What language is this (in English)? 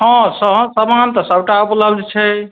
Maithili